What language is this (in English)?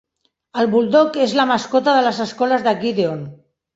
Catalan